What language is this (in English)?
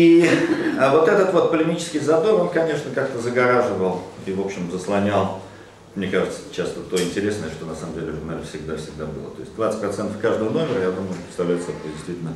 Russian